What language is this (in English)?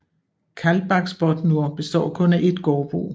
Danish